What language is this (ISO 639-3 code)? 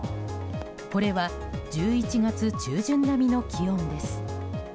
jpn